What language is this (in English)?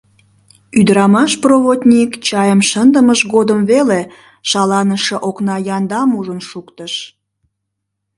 Mari